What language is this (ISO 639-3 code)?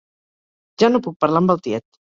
cat